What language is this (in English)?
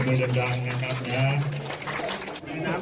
Thai